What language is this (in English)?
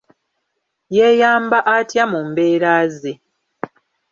Ganda